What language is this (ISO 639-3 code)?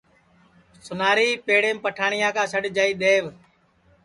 ssi